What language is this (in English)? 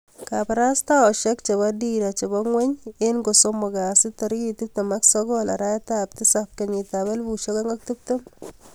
Kalenjin